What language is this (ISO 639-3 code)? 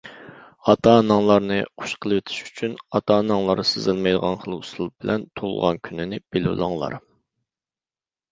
uig